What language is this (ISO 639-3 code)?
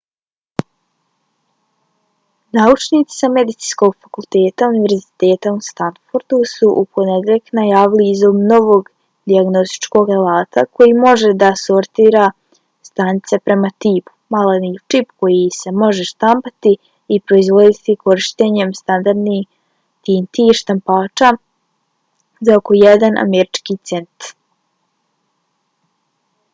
bos